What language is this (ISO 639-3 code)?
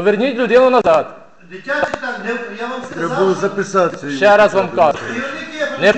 ukr